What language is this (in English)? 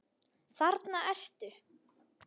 Icelandic